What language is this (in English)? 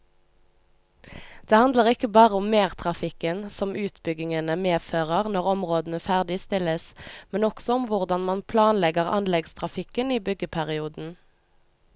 Norwegian